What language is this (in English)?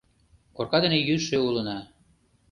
Mari